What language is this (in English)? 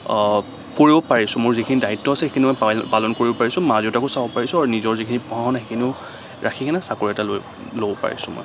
Assamese